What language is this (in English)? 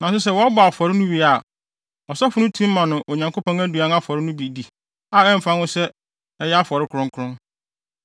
Akan